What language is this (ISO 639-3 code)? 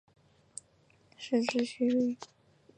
zho